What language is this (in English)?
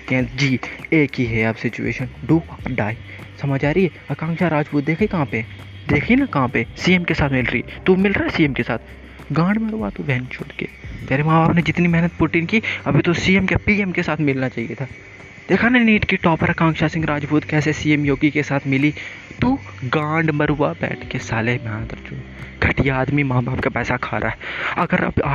Hindi